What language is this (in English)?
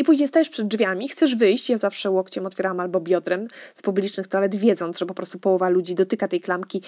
Polish